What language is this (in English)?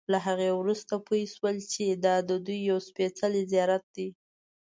Pashto